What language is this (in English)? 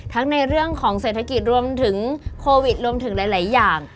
Thai